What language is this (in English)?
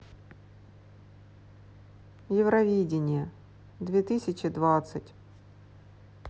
Russian